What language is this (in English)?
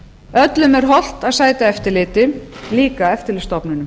Icelandic